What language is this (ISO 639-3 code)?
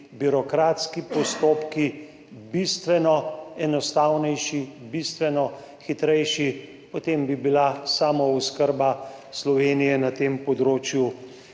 slv